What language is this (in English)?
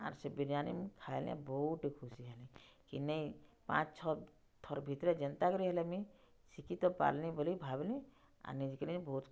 Odia